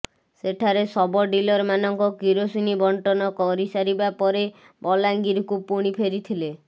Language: Odia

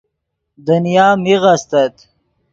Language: Yidgha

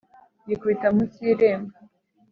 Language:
Kinyarwanda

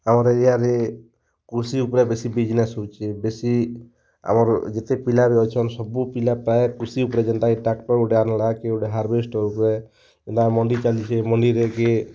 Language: Odia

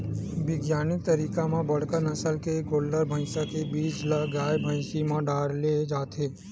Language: Chhattisgarhi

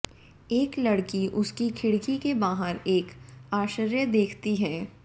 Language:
Hindi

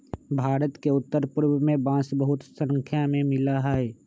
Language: Magahi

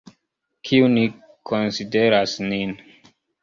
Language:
Esperanto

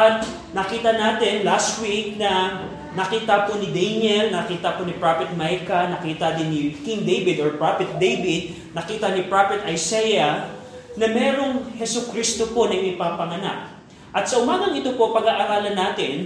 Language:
Filipino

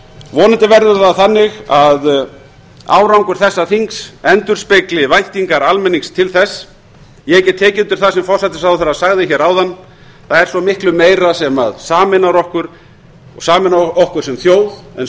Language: Icelandic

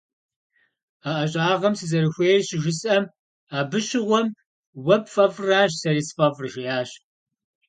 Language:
Kabardian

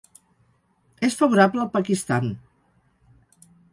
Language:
Catalan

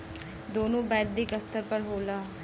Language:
Bhojpuri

